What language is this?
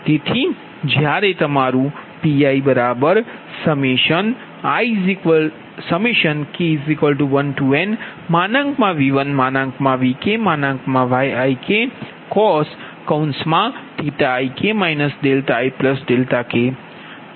Gujarati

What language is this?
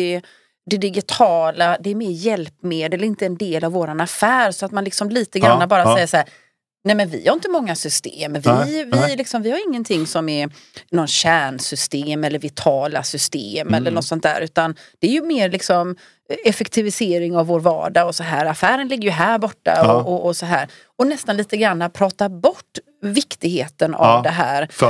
Swedish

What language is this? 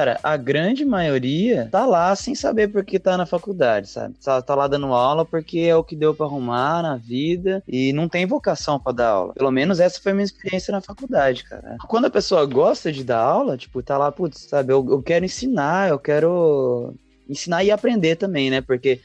Portuguese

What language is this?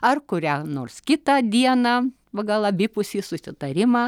Lithuanian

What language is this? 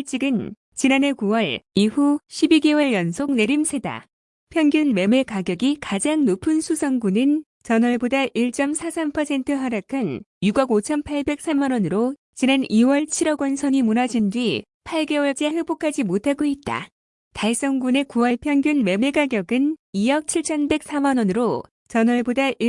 Korean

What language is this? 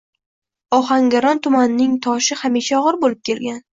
Uzbek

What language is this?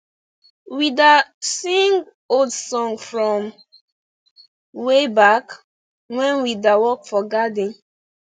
Nigerian Pidgin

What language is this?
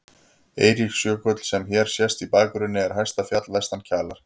Icelandic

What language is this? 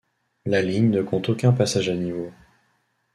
French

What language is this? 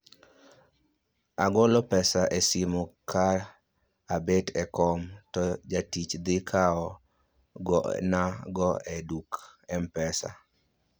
Luo (Kenya and Tanzania)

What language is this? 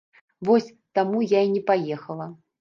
Belarusian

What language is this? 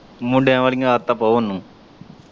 Punjabi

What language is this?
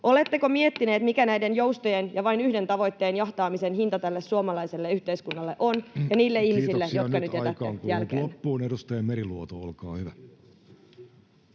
Finnish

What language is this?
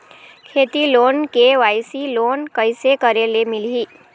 Chhattisgarhi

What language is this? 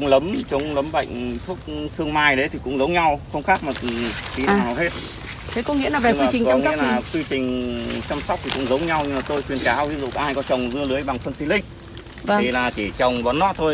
Vietnamese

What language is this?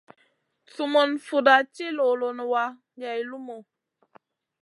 Masana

